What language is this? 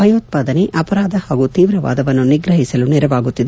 Kannada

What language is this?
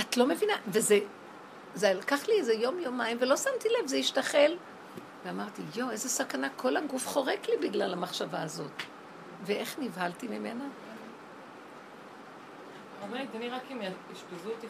Hebrew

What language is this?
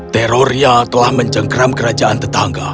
Indonesian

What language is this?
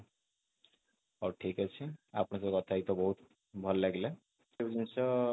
Odia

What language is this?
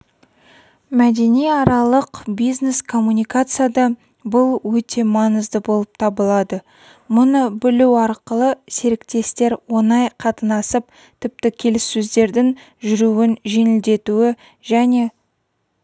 Kazakh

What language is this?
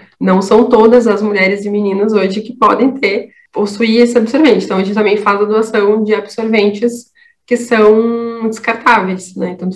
Portuguese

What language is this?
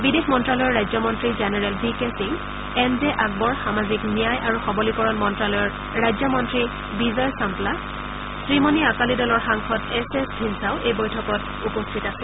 Assamese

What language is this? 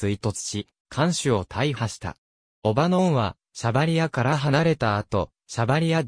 Japanese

